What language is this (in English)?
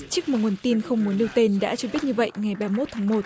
Vietnamese